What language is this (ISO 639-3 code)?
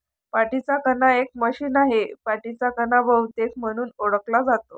mar